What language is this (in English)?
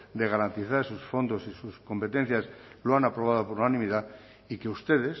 Spanish